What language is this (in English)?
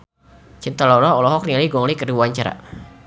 Sundanese